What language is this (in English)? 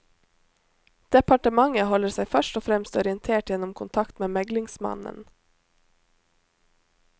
Norwegian